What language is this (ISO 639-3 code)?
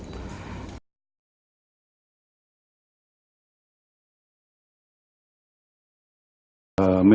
ind